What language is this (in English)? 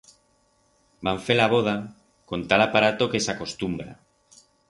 Aragonese